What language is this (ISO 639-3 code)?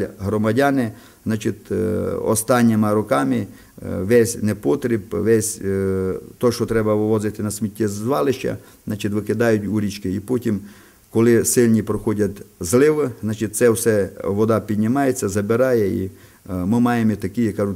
ukr